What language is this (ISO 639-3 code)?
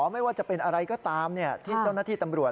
tha